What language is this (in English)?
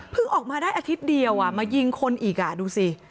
Thai